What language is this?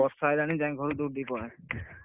Odia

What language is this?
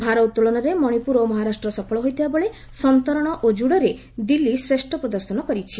Odia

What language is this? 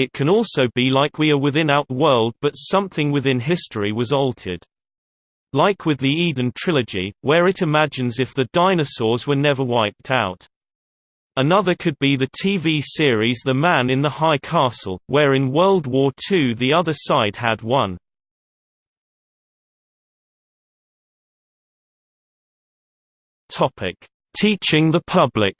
English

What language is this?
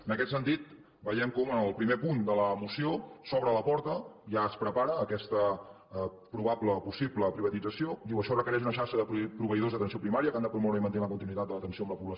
Catalan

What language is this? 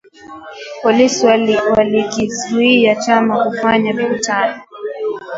Swahili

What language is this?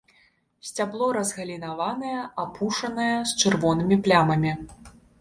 Belarusian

